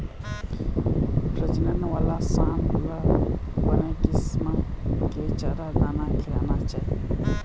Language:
Chhattisgarhi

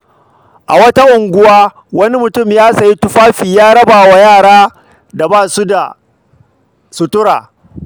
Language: Hausa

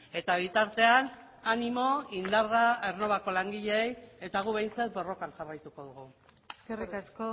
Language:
Basque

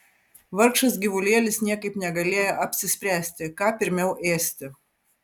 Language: Lithuanian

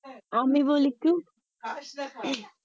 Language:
Bangla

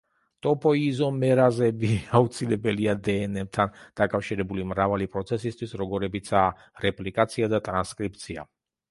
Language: Georgian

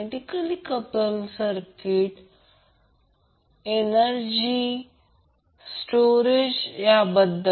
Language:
Marathi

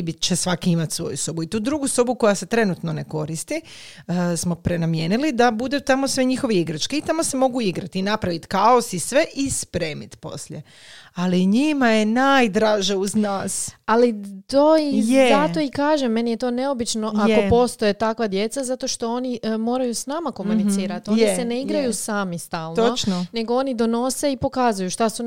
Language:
Croatian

